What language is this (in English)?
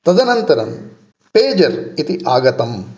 Sanskrit